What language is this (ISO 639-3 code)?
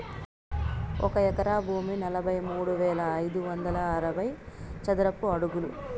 tel